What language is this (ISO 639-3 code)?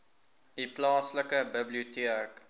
afr